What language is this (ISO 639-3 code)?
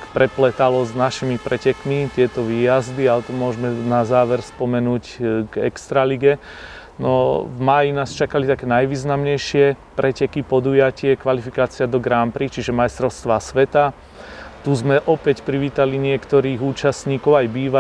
slk